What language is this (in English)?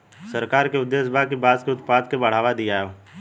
Bhojpuri